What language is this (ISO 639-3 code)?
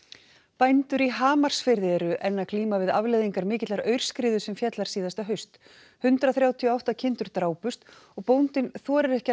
isl